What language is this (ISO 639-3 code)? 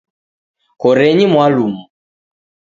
dav